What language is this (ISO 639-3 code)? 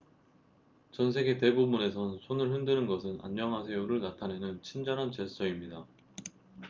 kor